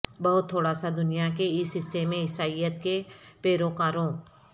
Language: Urdu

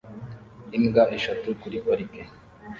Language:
Kinyarwanda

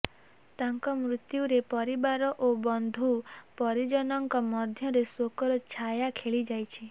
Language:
Odia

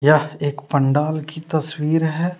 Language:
Hindi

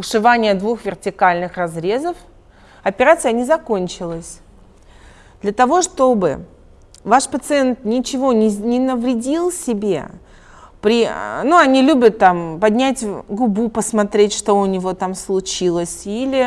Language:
Russian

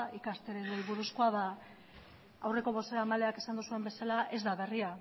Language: Basque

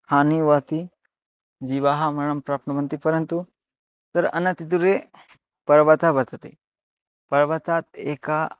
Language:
Sanskrit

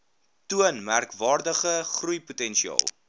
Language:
Afrikaans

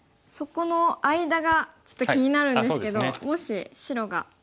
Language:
Japanese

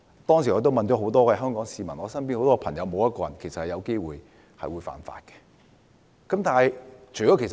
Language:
Cantonese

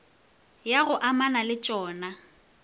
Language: Northern Sotho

